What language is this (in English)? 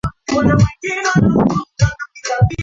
Swahili